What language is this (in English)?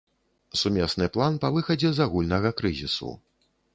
Belarusian